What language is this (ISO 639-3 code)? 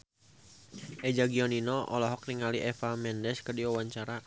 sun